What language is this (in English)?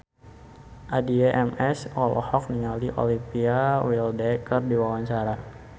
Sundanese